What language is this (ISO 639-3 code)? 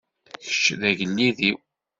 kab